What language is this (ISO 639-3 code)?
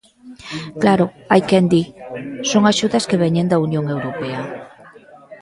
glg